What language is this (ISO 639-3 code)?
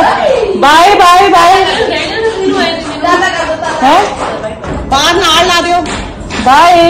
pan